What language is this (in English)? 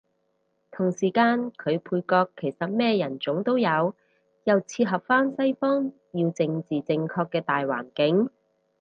Cantonese